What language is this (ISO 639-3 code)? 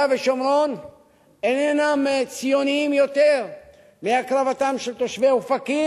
heb